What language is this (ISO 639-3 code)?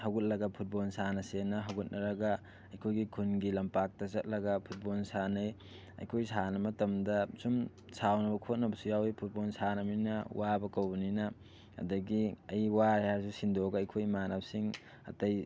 mni